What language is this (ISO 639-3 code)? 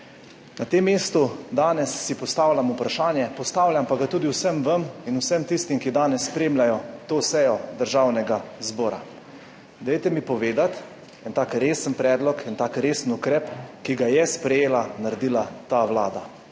slv